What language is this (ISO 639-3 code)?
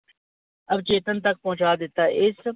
pan